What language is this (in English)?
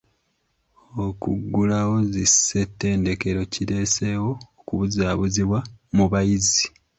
Ganda